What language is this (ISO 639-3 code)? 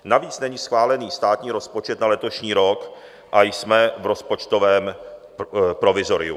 ces